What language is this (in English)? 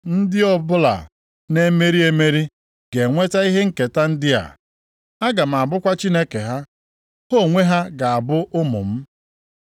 Igbo